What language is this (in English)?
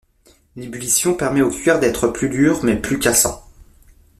French